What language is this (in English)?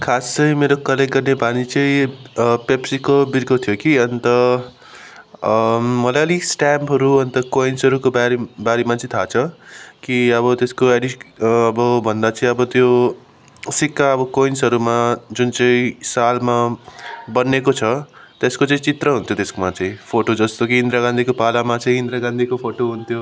Nepali